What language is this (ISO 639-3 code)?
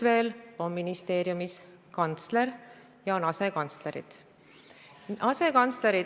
est